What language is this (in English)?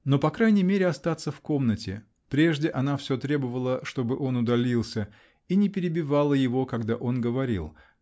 Russian